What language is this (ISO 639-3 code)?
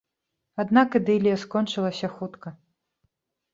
bel